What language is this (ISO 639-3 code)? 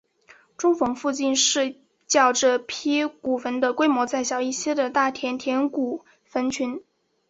zho